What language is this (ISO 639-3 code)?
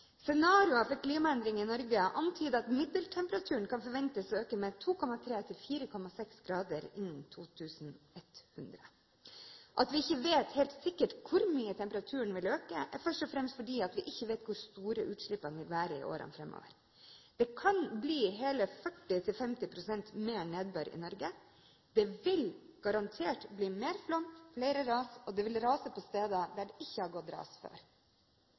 nob